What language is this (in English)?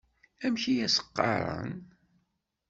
Kabyle